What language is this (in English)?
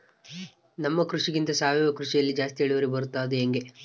Kannada